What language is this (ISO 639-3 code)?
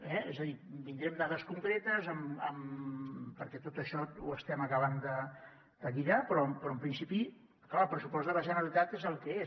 cat